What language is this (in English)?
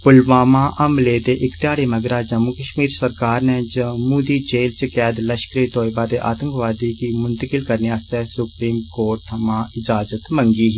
Dogri